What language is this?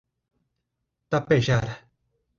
Portuguese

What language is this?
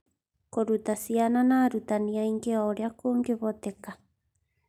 Kikuyu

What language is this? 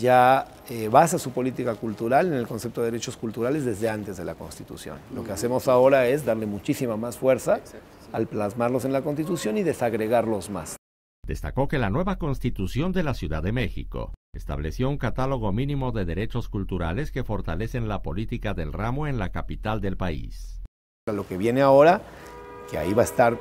Spanish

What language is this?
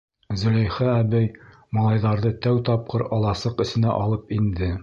Bashkir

